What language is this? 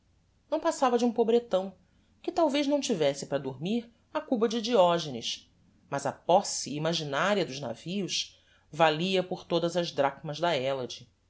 Portuguese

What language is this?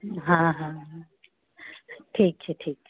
Maithili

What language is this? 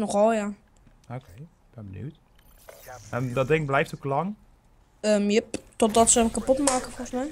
Dutch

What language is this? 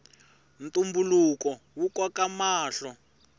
Tsonga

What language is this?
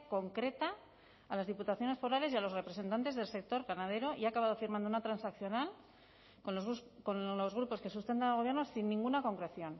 Spanish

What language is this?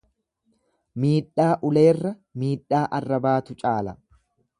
Oromo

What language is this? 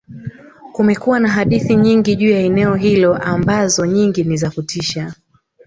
Swahili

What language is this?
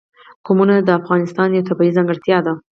Pashto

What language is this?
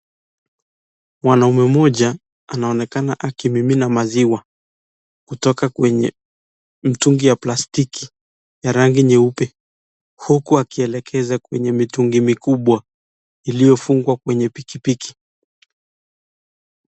Swahili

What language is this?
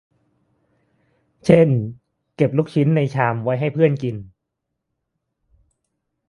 Thai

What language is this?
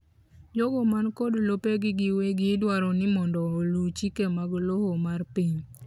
Luo (Kenya and Tanzania)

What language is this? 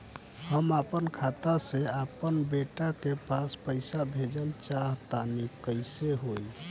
Bhojpuri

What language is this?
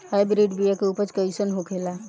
Bhojpuri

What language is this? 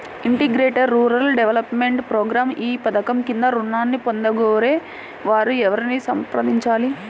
Telugu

